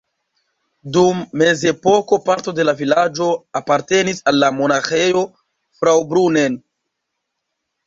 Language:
Esperanto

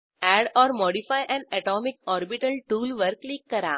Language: Marathi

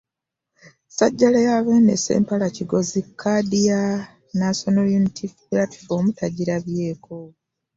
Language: Ganda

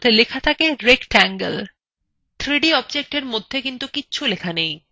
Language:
Bangla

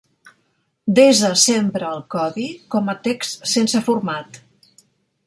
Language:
Catalan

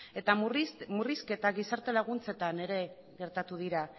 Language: Basque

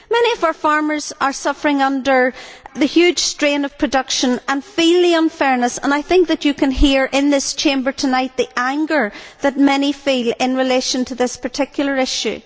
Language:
English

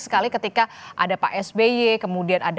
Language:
Indonesian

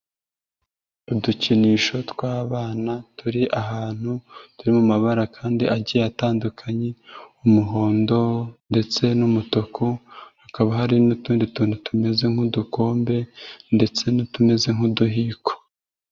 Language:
Kinyarwanda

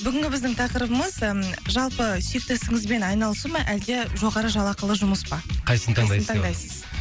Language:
Kazakh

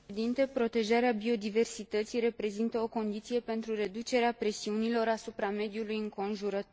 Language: Romanian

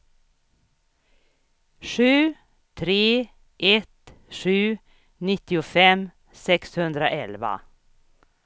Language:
Swedish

